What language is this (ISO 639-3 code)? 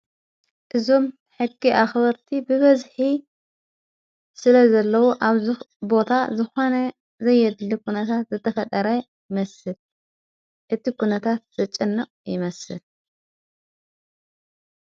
tir